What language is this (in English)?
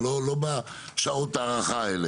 Hebrew